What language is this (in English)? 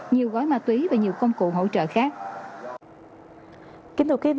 Vietnamese